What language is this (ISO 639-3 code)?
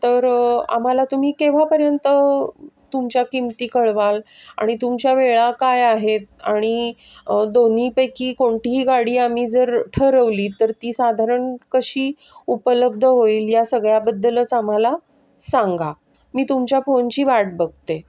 mar